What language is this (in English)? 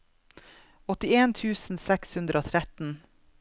Norwegian